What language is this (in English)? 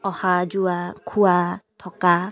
Assamese